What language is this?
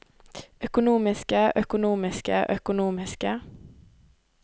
Norwegian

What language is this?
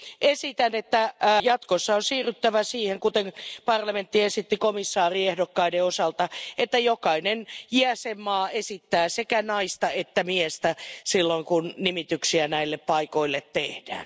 Finnish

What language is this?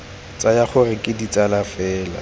Tswana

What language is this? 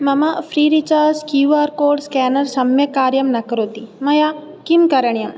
Sanskrit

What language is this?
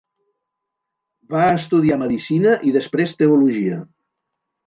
Catalan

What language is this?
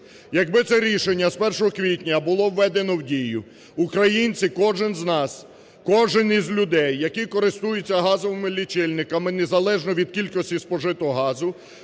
Ukrainian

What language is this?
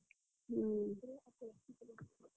Odia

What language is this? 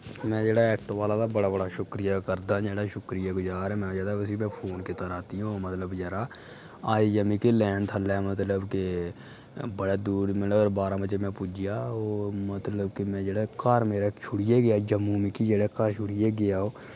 Dogri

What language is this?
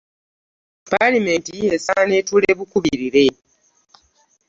Ganda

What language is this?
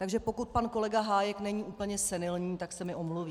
Czech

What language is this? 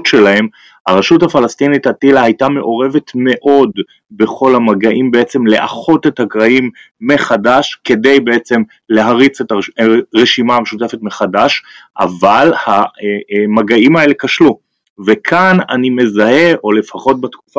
Hebrew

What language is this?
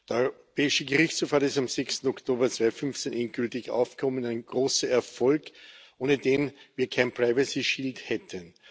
German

